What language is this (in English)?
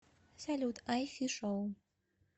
Russian